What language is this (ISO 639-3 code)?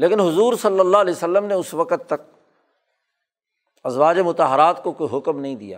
urd